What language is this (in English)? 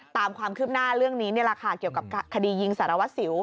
Thai